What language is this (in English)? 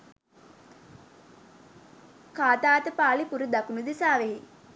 Sinhala